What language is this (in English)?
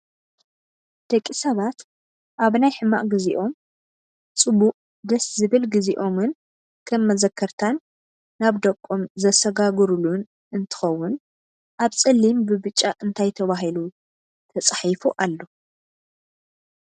Tigrinya